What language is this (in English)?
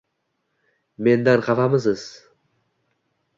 Uzbek